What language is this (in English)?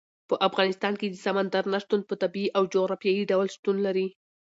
Pashto